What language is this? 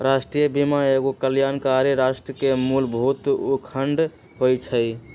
Magahi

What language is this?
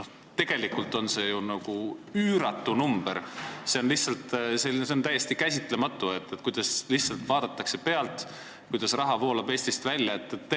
Estonian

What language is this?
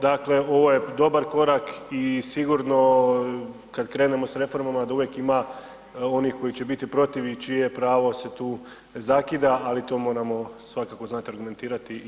Croatian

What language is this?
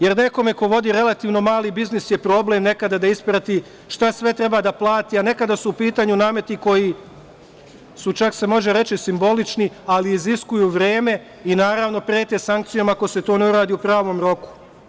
Serbian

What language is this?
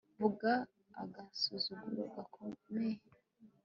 Kinyarwanda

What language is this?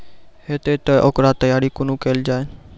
Maithili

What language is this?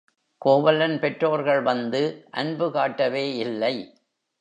Tamil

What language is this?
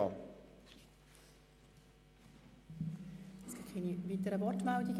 Swiss German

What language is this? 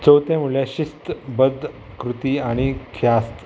Konkani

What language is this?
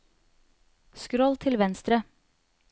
Norwegian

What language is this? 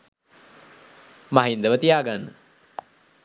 Sinhala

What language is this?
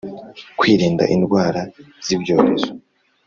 Kinyarwanda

